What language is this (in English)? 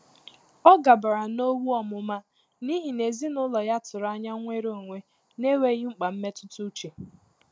Igbo